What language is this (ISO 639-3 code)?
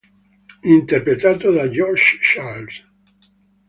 ita